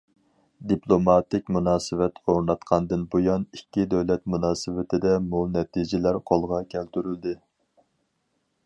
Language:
Uyghur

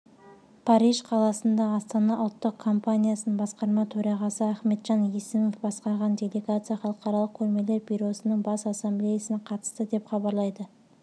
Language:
Kazakh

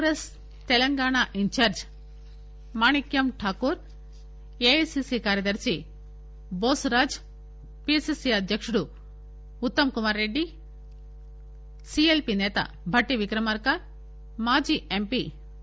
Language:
Telugu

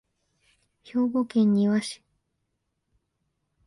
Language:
Japanese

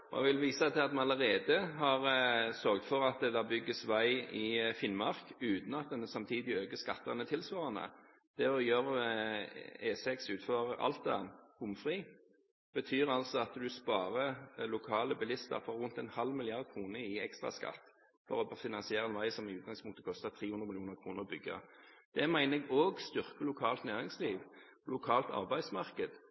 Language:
Norwegian Bokmål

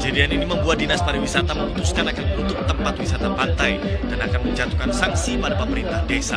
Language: Indonesian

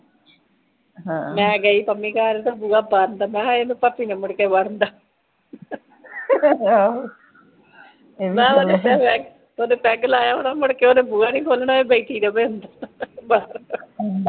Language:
Punjabi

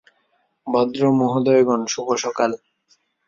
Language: Bangla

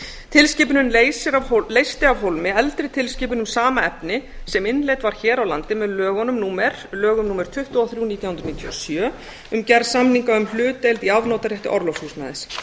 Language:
Icelandic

